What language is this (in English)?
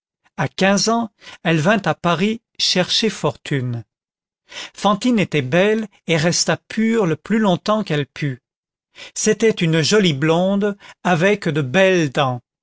French